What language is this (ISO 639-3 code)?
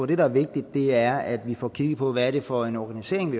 dan